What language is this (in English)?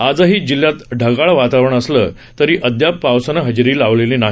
Marathi